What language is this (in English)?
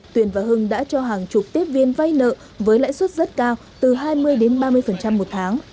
Vietnamese